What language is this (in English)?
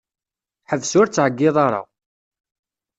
Kabyle